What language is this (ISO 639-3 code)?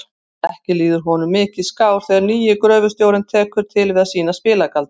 isl